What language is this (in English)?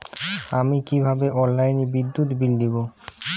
Bangla